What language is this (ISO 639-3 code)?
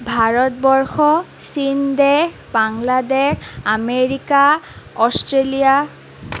asm